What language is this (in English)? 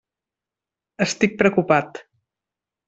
Catalan